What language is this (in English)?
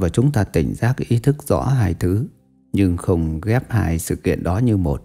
Vietnamese